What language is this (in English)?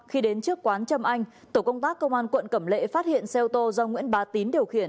Vietnamese